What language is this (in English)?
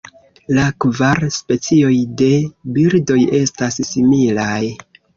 Esperanto